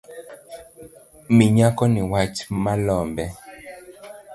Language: Luo (Kenya and Tanzania)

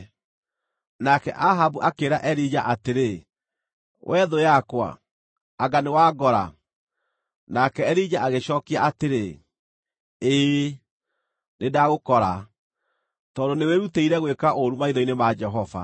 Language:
Kikuyu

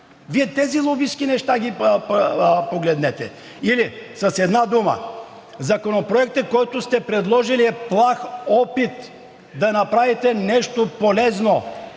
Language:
Bulgarian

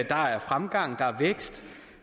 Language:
Danish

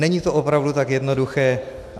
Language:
Czech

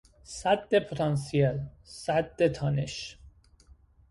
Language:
Persian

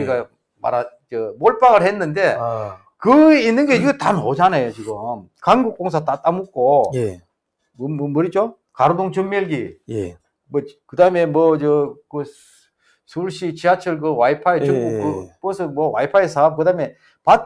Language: Korean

